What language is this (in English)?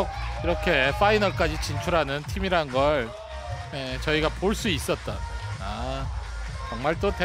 Korean